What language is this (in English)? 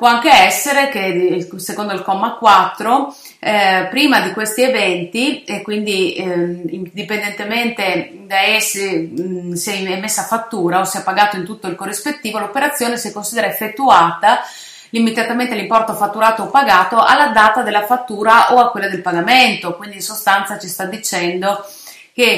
Italian